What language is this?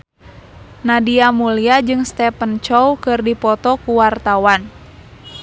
Sundanese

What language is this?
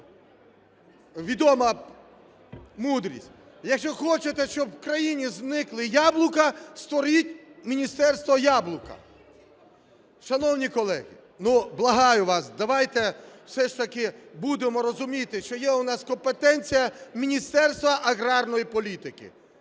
Ukrainian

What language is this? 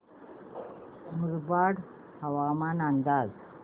Marathi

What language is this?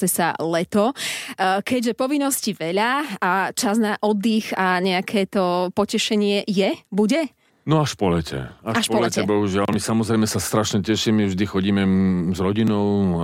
Slovak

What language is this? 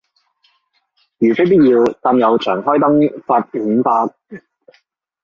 Cantonese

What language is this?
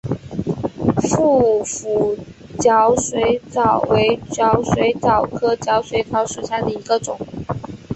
Chinese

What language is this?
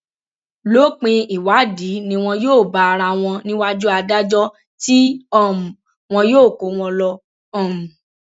Yoruba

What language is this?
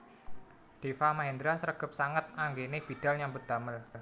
Javanese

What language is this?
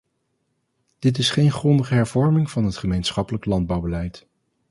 Dutch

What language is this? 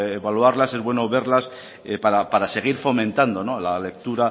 Spanish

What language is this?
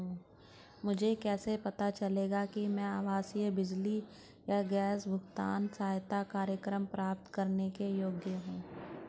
Hindi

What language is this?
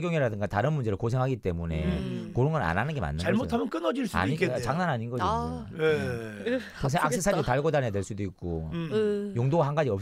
Korean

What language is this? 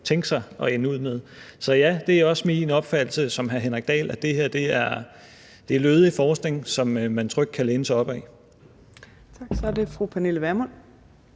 Danish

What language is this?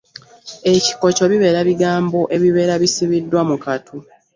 Ganda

